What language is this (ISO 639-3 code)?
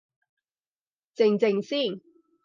yue